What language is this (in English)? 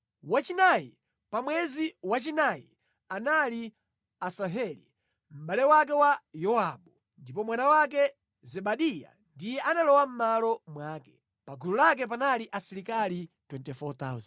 Nyanja